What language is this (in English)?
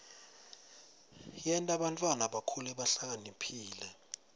Swati